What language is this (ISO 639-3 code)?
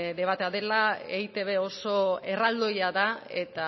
eus